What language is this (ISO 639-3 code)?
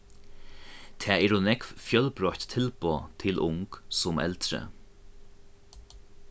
fao